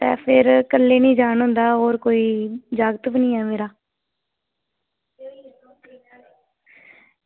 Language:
Dogri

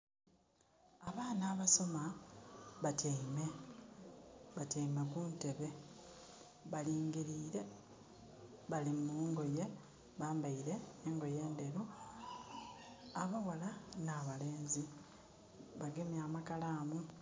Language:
Soga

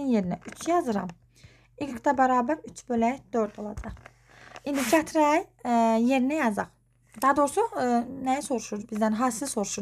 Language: Turkish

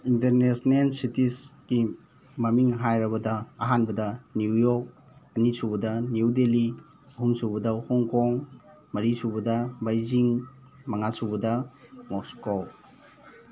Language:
Manipuri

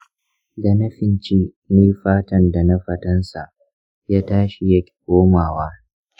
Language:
Hausa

